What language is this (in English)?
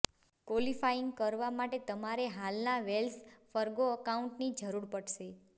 Gujarati